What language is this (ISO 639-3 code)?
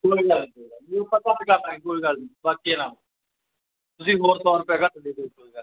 pan